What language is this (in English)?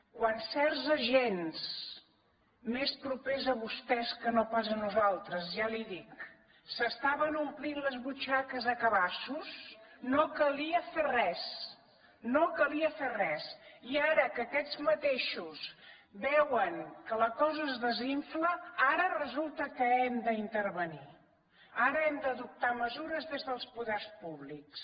Catalan